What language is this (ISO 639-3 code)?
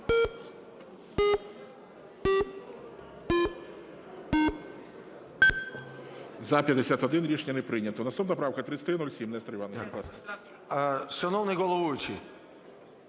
ukr